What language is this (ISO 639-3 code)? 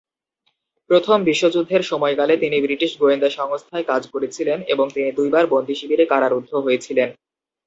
ben